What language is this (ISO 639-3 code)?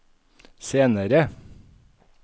nor